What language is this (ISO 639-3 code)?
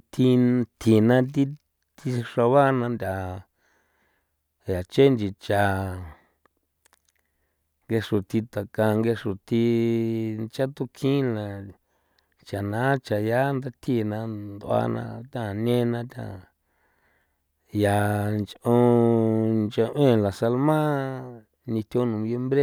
pow